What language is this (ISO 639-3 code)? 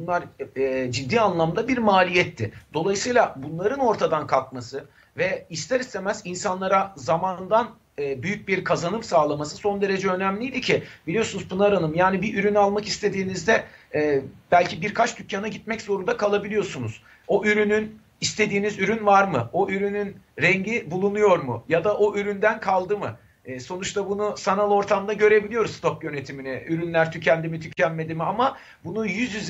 tur